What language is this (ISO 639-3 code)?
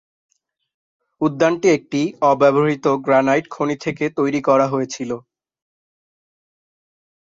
ben